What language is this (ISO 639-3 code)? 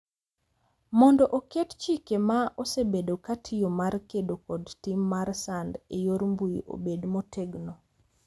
luo